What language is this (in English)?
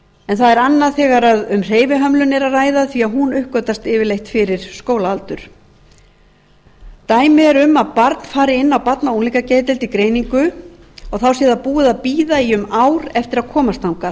Icelandic